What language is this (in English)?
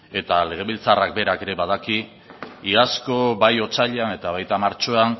Basque